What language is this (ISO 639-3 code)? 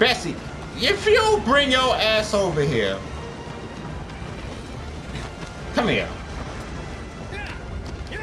eng